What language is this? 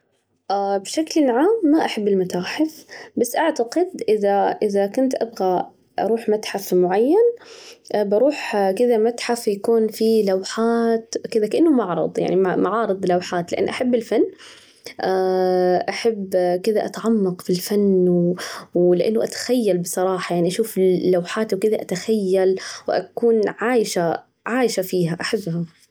Najdi Arabic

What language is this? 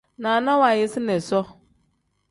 Tem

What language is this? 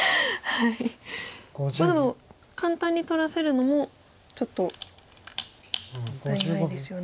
Japanese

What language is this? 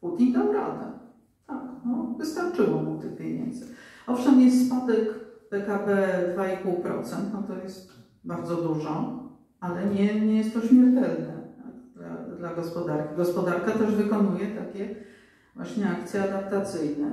Polish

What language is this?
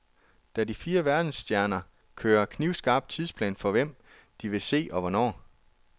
Danish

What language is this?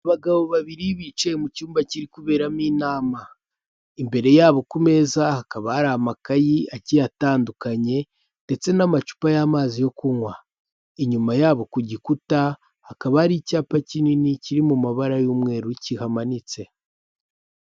Kinyarwanda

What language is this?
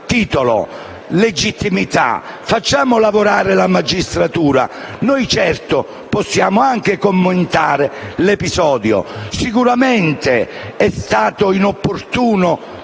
Italian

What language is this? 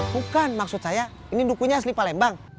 Indonesian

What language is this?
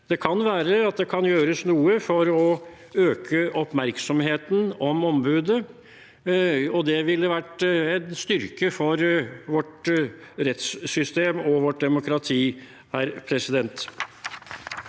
Norwegian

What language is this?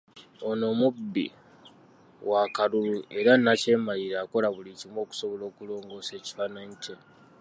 Ganda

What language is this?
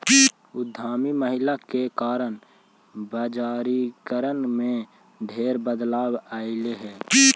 Magahi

